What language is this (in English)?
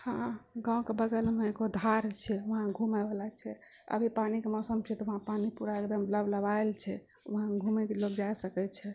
Maithili